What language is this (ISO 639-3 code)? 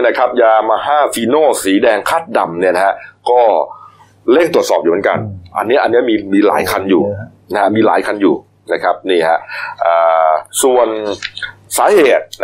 tha